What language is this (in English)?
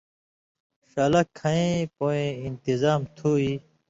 Indus Kohistani